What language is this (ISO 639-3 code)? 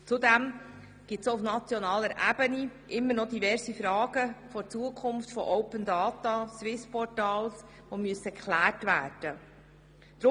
gsw